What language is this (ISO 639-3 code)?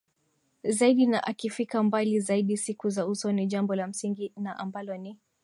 swa